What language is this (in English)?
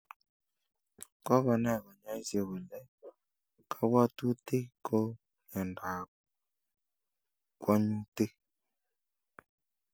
Kalenjin